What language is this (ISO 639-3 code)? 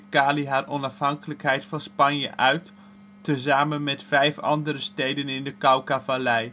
nld